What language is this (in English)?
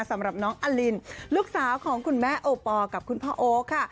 Thai